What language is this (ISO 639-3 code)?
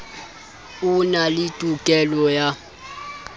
sot